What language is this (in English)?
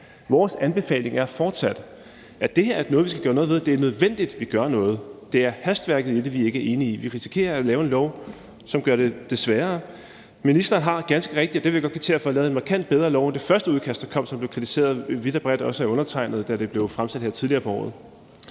Danish